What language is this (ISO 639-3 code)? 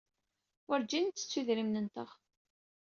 kab